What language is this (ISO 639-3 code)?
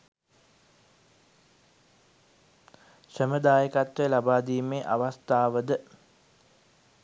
sin